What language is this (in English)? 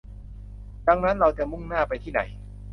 Thai